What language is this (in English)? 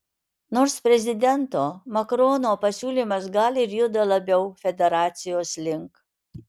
Lithuanian